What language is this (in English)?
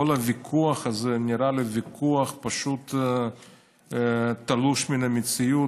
Hebrew